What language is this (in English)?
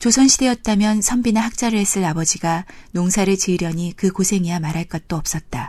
Korean